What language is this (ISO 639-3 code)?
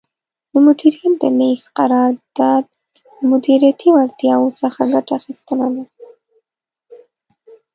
pus